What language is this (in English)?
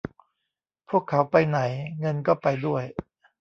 Thai